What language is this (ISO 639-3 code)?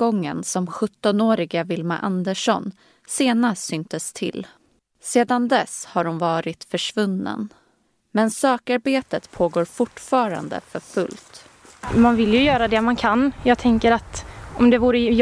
swe